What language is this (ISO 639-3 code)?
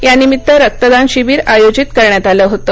mar